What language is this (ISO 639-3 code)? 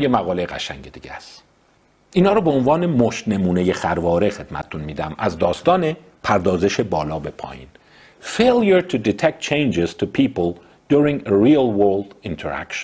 fas